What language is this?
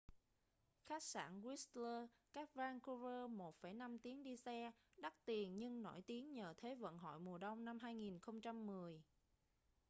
Vietnamese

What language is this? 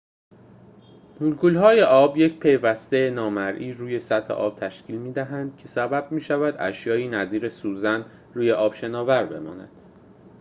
Persian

